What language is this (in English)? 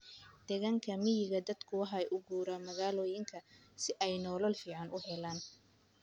Somali